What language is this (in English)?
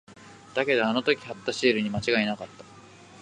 Japanese